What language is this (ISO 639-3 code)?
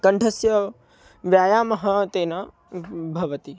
san